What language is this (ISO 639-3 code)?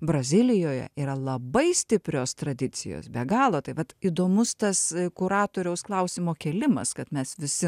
lit